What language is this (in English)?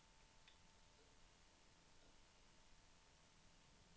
Norwegian